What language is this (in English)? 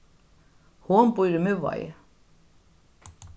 Faroese